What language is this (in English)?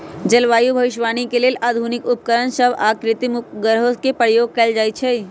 Magahi